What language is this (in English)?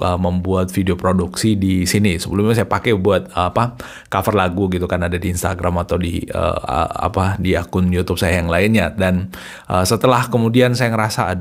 Indonesian